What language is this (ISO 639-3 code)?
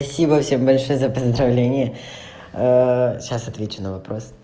rus